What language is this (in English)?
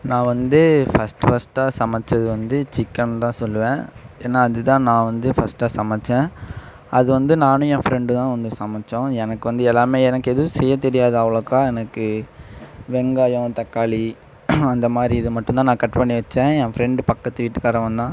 Tamil